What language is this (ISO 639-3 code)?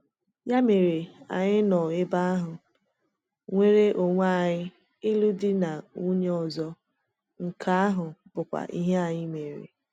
ibo